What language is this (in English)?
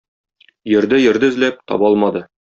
Tatar